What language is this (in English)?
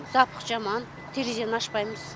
Kazakh